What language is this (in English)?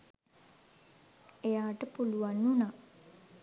Sinhala